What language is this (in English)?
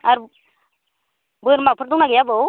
Bodo